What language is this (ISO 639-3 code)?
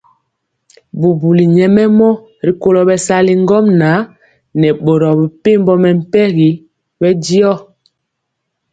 mcx